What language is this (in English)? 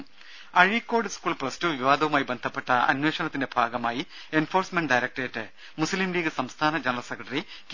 Malayalam